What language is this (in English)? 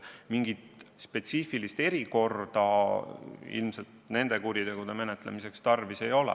Estonian